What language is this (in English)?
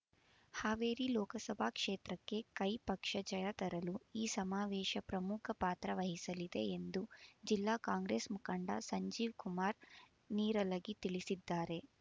Kannada